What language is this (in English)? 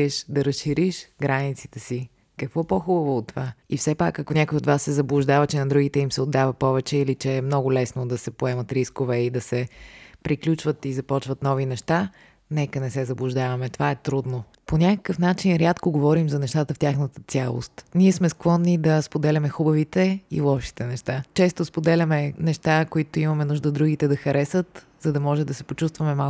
Bulgarian